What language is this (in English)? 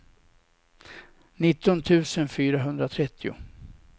Swedish